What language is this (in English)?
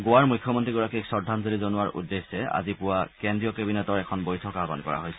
Assamese